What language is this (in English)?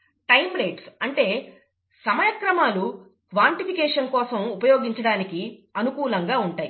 Telugu